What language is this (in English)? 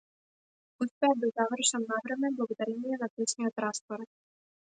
Macedonian